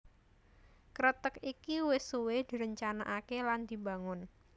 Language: Javanese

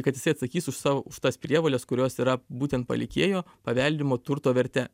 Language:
Lithuanian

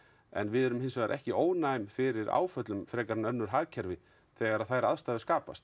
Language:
Icelandic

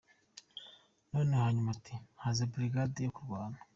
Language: Kinyarwanda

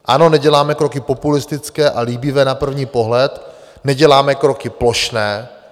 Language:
Czech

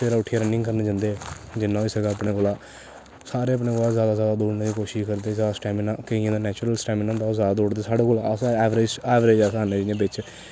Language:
Dogri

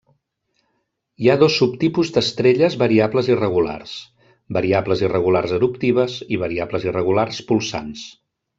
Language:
Catalan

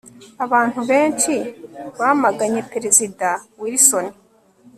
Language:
Kinyarwanda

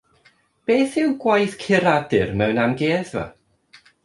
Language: Welsh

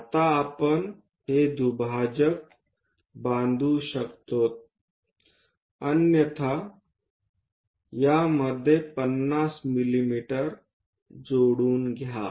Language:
Marathi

